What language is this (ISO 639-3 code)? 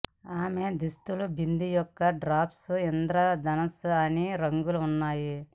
tel